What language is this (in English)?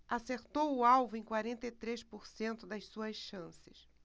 Portuguese